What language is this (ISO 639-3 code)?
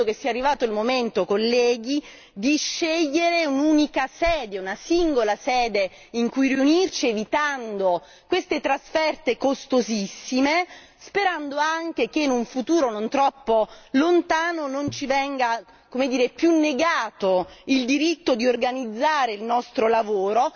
ita